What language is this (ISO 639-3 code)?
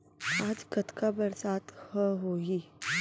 hne